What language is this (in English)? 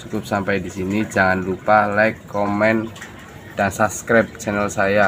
Indonesian